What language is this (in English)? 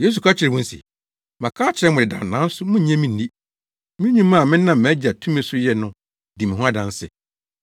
Akan